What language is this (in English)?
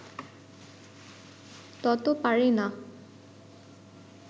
Bangla